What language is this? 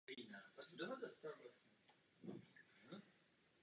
Czech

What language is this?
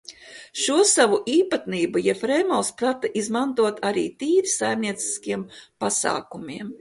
Latvian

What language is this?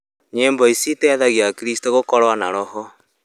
Kikuyu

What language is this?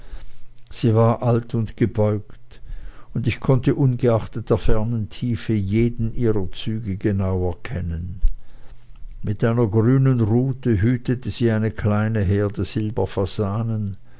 German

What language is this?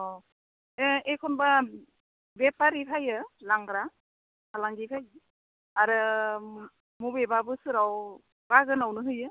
Bodo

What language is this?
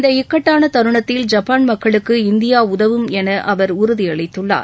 Tamil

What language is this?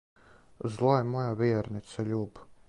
Serbian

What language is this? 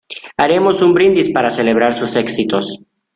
Spanish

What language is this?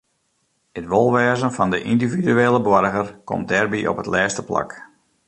Western Frisian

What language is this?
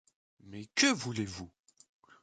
French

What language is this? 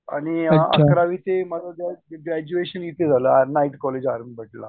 Marathi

